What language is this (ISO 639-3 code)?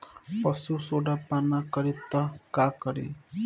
bho